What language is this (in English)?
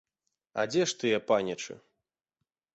Belarusian